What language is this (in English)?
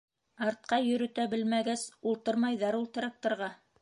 Bashkir